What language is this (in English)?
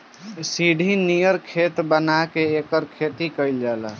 Bhojpuri